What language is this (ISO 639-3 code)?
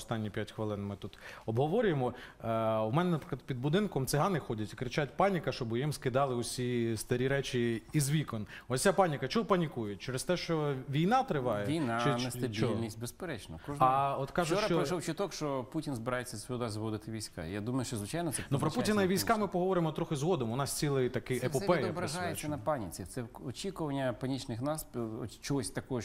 ukr